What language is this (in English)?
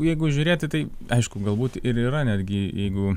Lithuanian